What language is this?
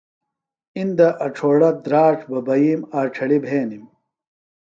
Phalura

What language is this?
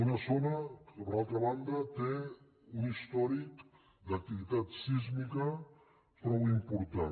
Catalan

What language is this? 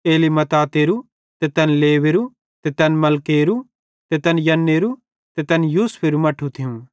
Bhadrawahi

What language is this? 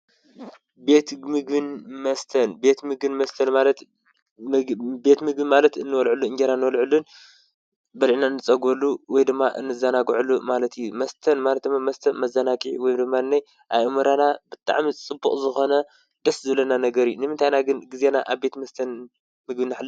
Tigrinya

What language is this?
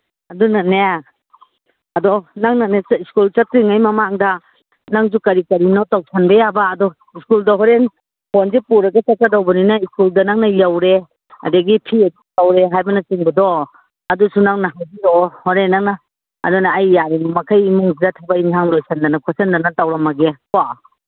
Manipuri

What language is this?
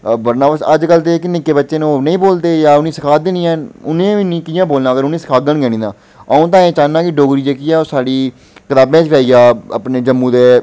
Dogri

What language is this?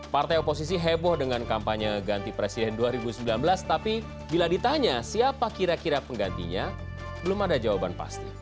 Indonesian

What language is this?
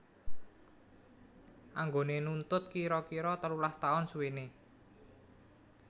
Javanese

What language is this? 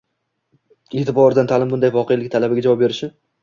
Uzbek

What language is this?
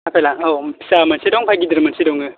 Bodo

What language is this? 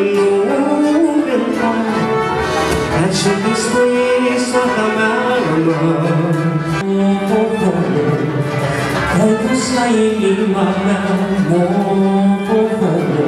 Korean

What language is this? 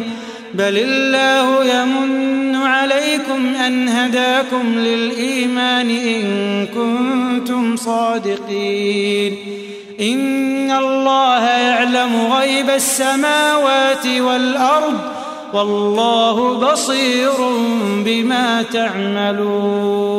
Arabic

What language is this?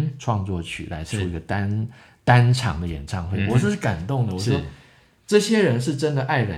Chinese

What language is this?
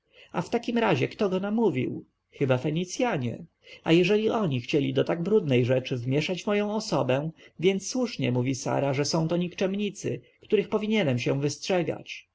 Polish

